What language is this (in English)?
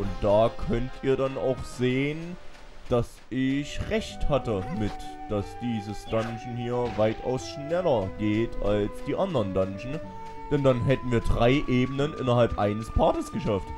German